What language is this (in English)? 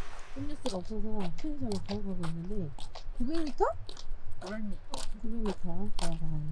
Korean